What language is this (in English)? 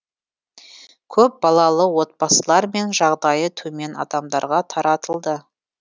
Kazakh